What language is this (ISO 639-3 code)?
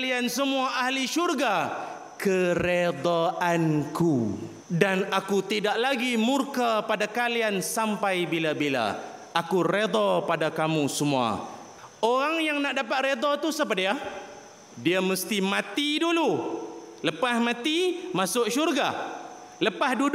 msa